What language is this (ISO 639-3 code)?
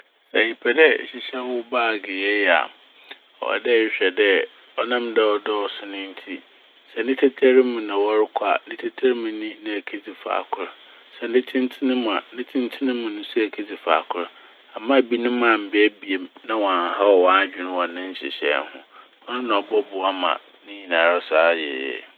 aka